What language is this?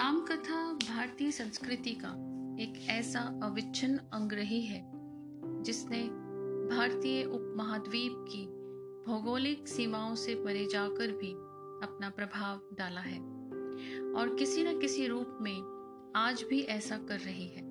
Hindi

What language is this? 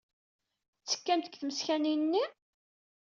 Kabyle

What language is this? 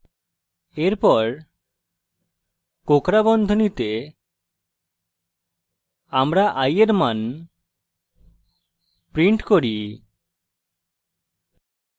Bangla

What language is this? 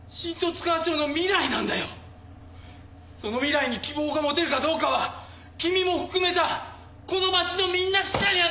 Japanese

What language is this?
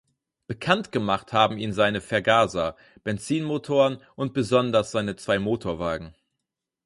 German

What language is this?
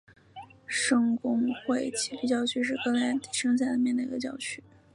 Chinese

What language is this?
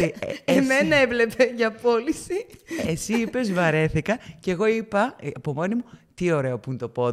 Greek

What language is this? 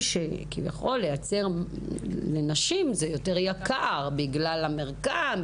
Hebrew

